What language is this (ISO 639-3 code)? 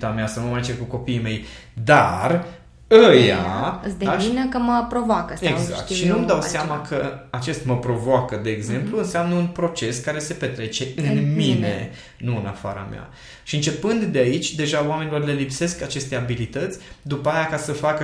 ron